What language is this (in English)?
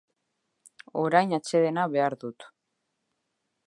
Basque